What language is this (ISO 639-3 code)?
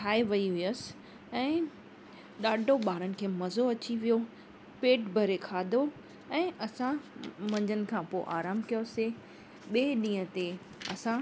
snd